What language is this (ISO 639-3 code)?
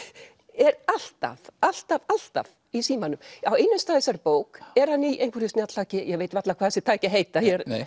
isl